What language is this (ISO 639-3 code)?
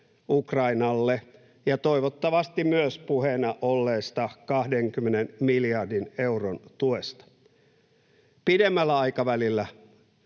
fin